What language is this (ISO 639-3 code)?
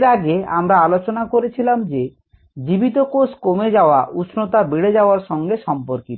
ben